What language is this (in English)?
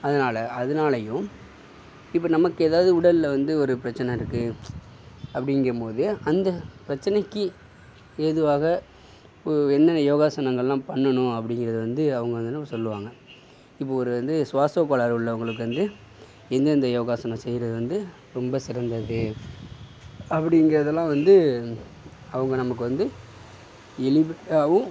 Tamil